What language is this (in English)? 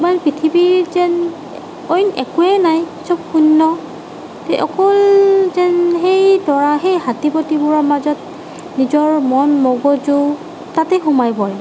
Assamese